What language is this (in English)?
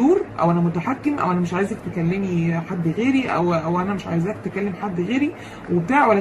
Arabic